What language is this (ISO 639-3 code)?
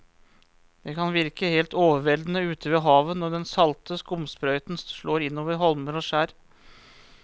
nor